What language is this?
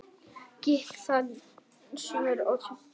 Icelandic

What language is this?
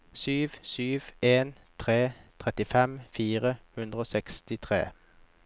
Norwegian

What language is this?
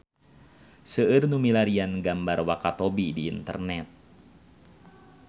Sundanese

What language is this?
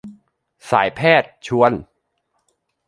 Thai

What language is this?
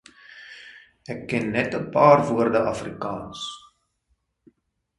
Afrikaans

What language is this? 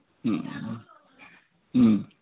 Manipuri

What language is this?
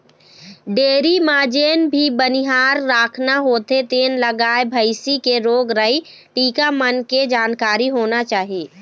Chhattisgarhi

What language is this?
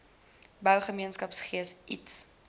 Afrikaans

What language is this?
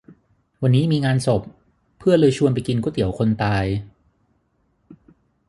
Thai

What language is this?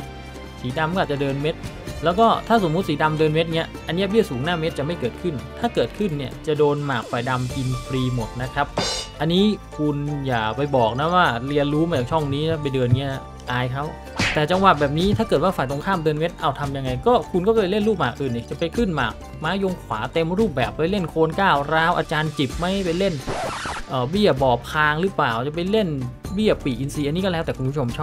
Thai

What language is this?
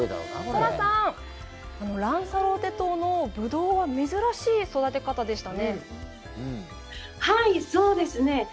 Japanese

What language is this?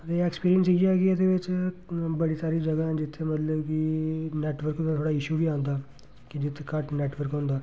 Dogri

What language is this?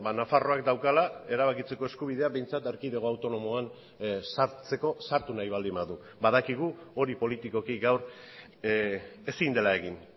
Basque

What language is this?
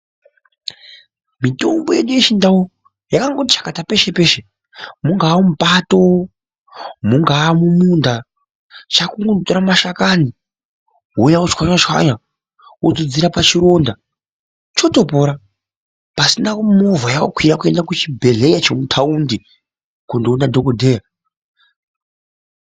Ndau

